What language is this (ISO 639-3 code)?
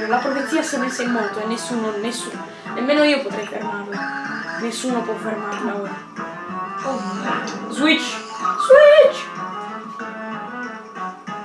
ita